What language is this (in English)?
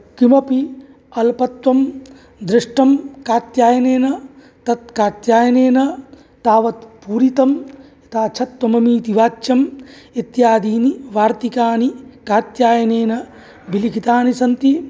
Sanskrit